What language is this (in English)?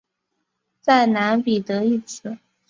Chinese